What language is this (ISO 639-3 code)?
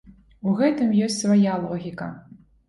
bel